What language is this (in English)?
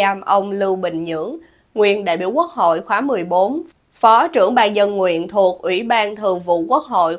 Vietnamese